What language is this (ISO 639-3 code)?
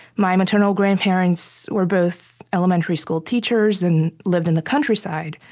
eng